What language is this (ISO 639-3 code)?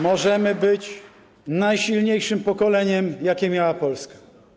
pol